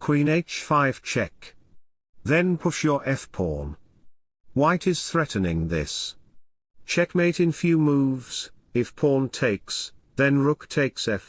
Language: English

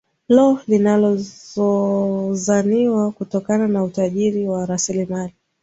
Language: Swahili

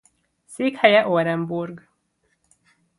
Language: Hungarian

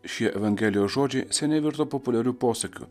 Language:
Lithuanian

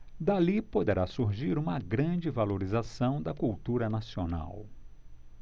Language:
Portuguese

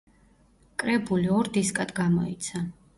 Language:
Georgian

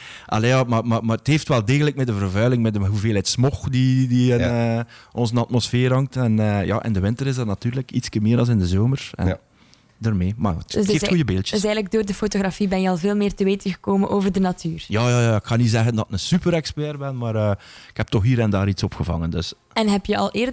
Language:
Dutch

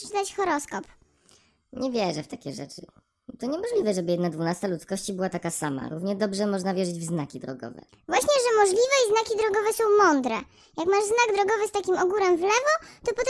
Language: Polish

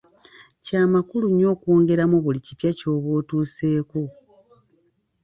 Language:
Ganda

